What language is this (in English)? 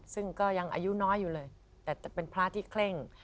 Thai